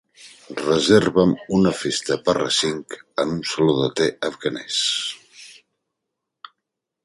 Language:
Catalan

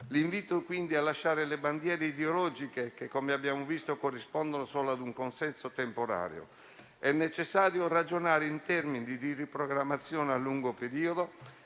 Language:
Italian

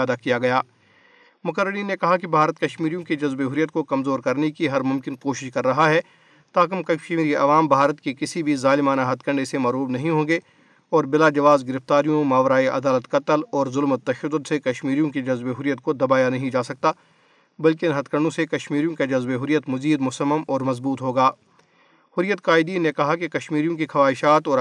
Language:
Urdu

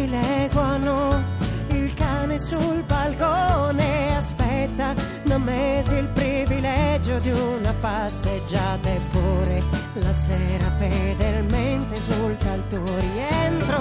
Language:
Italian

